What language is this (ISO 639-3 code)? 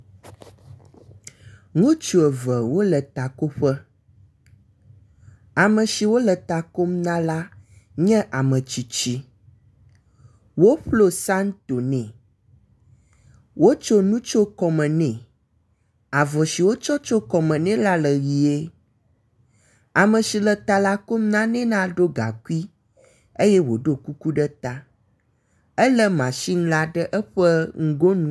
ewe